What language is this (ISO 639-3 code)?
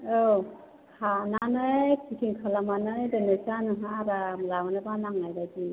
brx